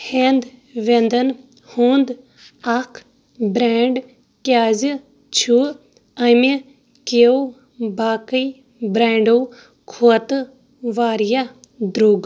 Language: Kashmiri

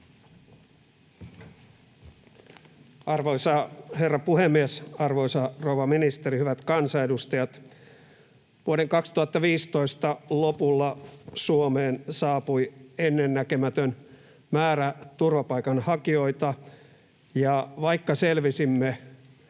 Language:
Finnish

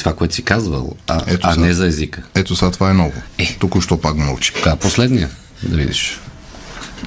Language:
Bulgarian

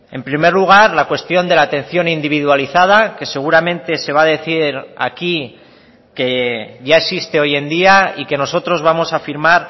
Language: Spanish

